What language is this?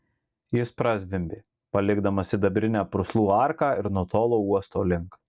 Lithuanian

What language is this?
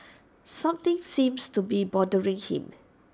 English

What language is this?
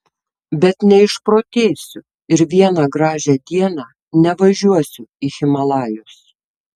Lithuanian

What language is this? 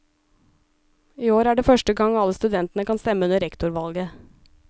Norwegian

